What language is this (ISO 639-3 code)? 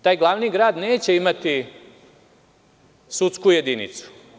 srp